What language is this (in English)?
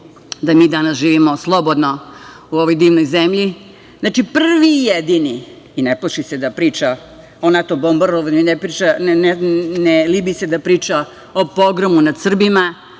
Serbian